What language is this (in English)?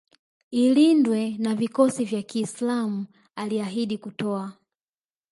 Swahili